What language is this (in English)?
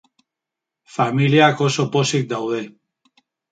Basque